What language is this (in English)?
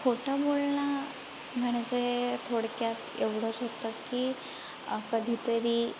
Marathi